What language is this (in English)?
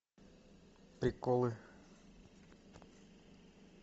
Russian